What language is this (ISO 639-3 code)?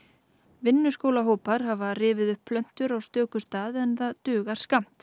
isl